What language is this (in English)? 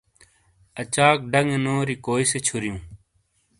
Shina